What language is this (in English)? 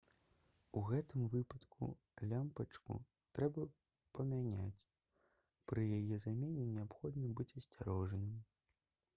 Belarusian